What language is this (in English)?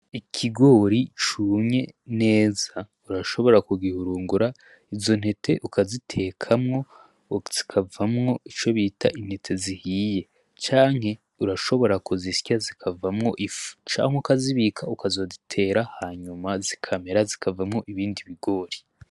Rundi